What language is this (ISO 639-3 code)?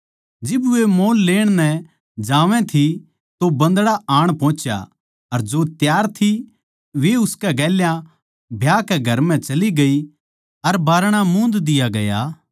bgc